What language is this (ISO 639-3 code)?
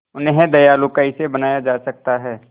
hin